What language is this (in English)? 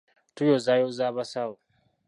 Ganda